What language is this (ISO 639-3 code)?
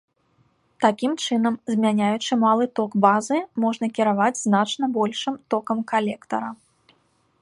bel